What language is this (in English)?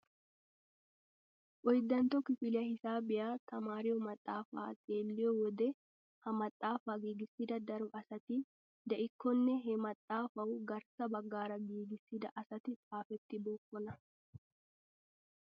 Wolaytta